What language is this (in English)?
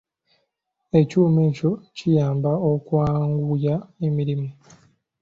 Ganda